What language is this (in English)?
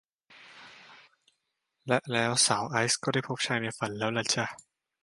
Thai